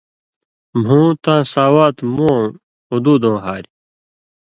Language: Indus Kohistani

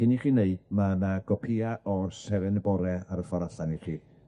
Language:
Welsh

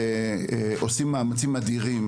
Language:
Hebrew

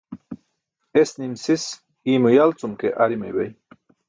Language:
Burushaski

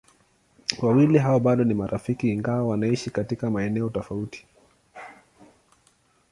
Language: Swahili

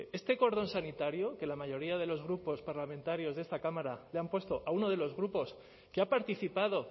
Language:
Spanish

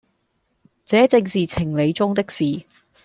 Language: Cantonese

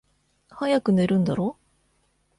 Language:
Japanese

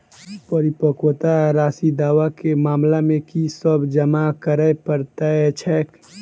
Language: Maithili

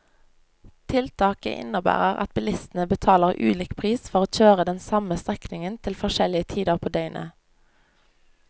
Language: Norwegian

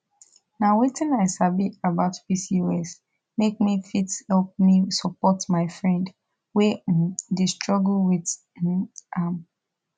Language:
Nigerian Pidgin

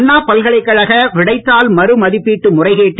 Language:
Tamil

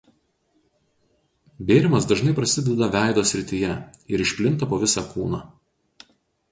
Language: Lithuanian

